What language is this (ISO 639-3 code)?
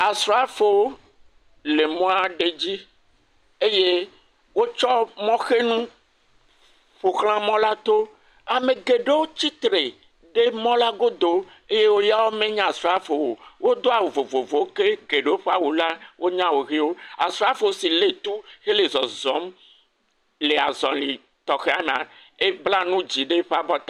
ewe